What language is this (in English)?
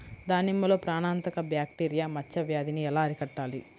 Telugu